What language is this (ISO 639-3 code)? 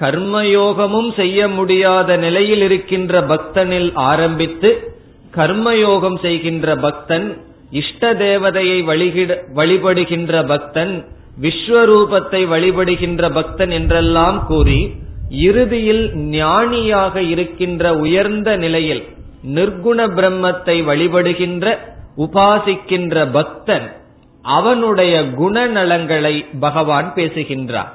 tam